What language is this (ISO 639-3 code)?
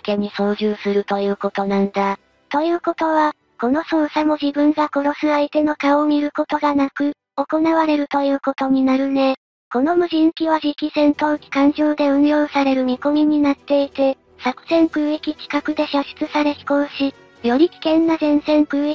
jpn